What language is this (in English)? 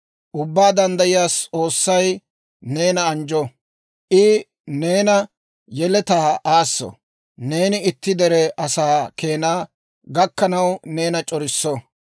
Dawro